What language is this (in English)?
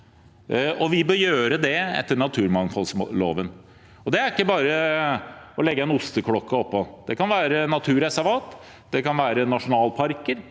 Norwegian